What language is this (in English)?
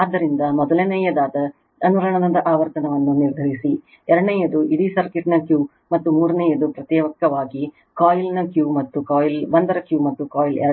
Kannada